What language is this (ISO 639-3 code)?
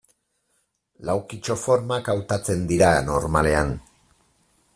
eus